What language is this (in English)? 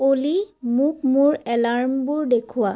Assamese